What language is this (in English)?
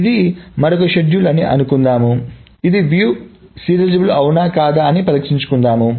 Telugu